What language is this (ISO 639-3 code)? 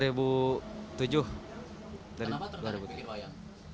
ind